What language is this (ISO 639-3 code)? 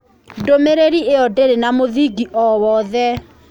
kik